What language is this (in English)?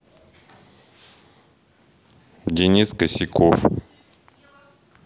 Russian